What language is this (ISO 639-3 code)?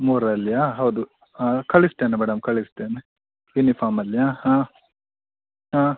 kan